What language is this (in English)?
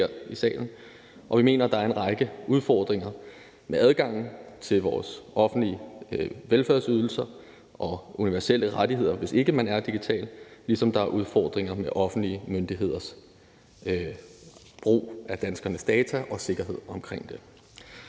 Danish